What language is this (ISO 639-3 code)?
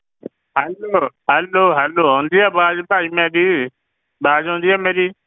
pan